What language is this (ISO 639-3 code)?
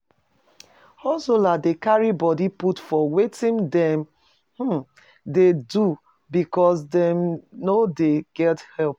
pcm